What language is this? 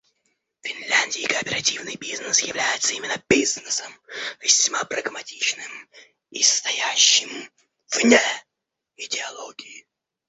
Russian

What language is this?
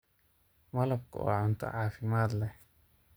Somali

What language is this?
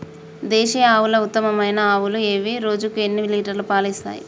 Telugu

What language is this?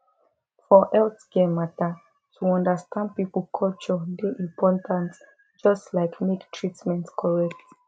Nigerian Pidgin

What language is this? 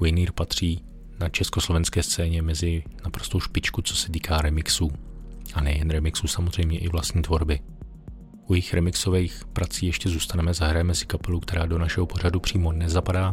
Czech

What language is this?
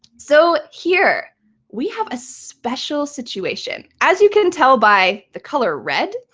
English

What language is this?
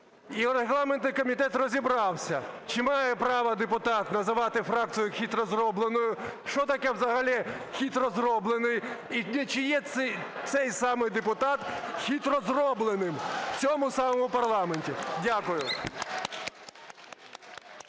Ukrainian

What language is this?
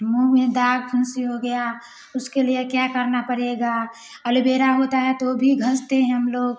Hindi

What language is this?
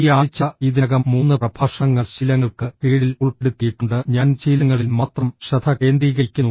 Malayalam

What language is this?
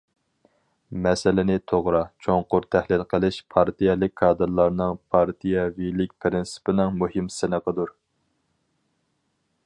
Uyghur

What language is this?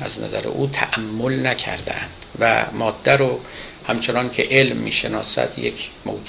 Persian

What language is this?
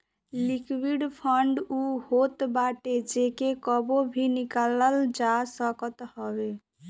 Bhojpuri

